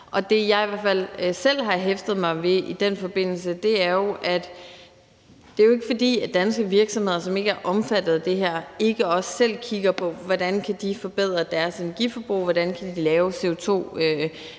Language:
Danish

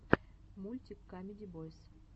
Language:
Russian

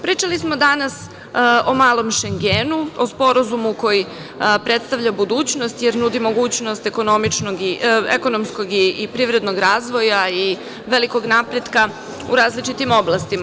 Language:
Serbian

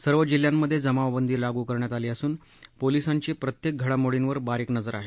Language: Marathi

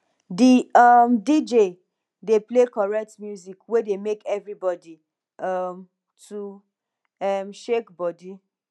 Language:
Nigerian Pidgin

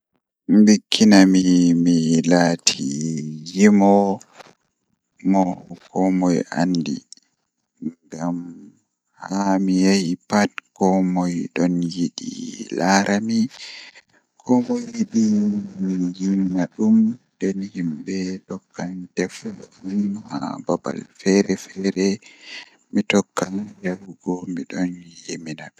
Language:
Fula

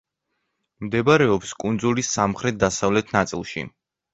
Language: Georgian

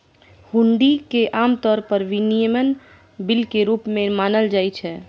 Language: Maithili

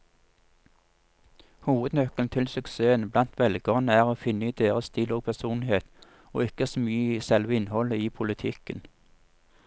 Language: Norwegian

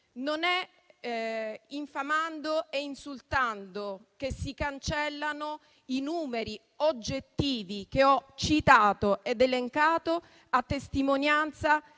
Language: Italian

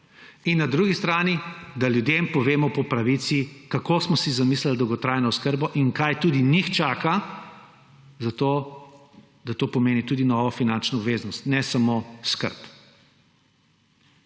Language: Slovenian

